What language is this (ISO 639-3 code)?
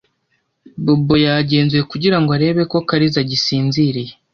kin